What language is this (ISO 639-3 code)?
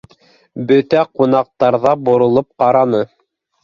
bak